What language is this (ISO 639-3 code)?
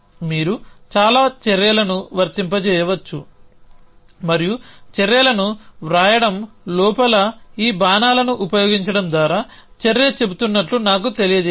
tel